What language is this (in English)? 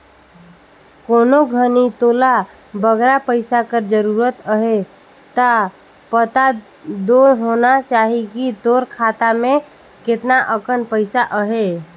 Chhattisgarhi